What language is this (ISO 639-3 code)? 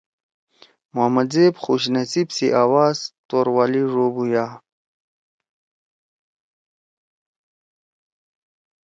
trw